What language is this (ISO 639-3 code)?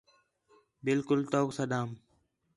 xhe